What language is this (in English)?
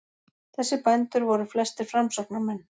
Icelandic